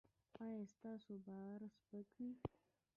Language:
Pashto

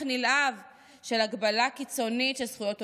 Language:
Hebrew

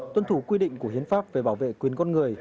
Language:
Vietnamese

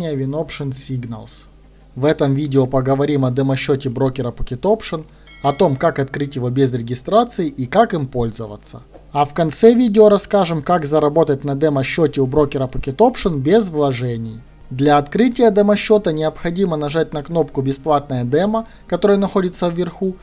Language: Russian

